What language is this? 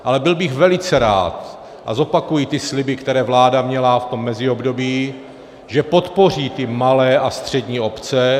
Czech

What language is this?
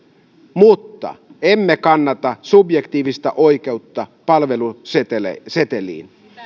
Finnish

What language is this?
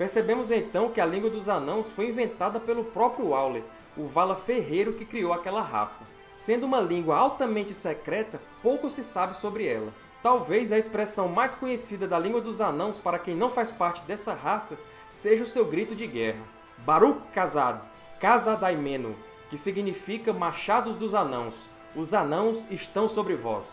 Portuguese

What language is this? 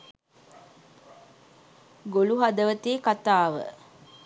Sinhala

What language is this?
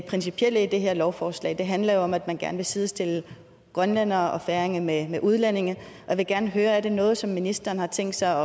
Danish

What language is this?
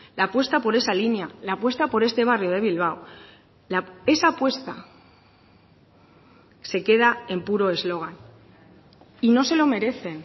Spanish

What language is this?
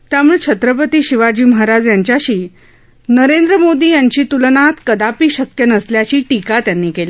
Marathi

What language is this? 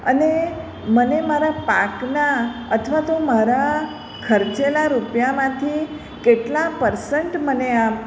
Gujarati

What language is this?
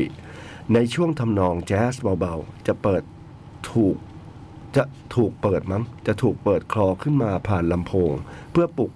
Thai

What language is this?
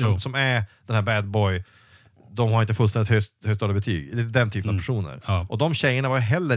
Swedish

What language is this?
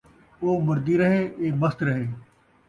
Saraiki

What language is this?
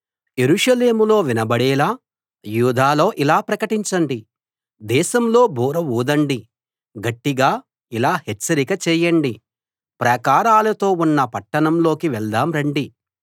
Telugu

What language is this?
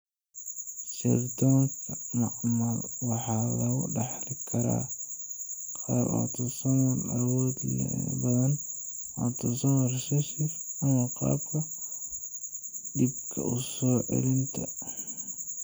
Somali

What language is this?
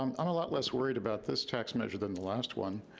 English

